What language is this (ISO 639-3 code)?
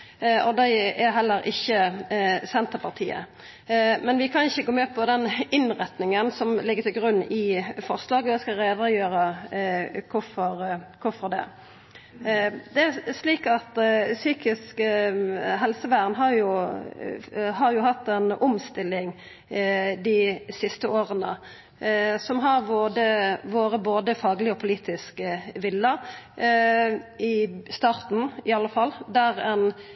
nno